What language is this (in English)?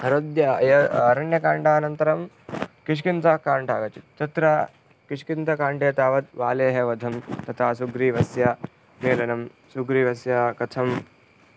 Sanskrit